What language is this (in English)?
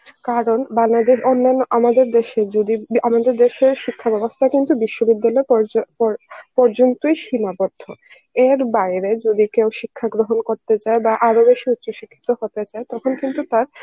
Bangla